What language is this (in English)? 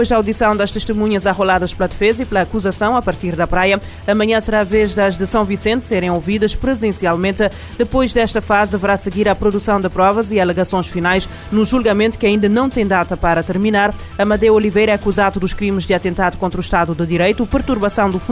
Portuguese